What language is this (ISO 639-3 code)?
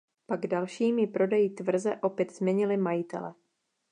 ces